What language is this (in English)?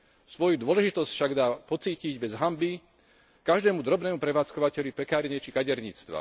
Slovak